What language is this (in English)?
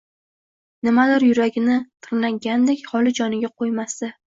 Uzbek